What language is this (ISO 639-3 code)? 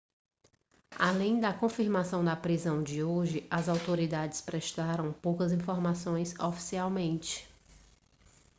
por